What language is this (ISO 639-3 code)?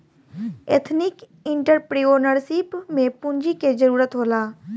bho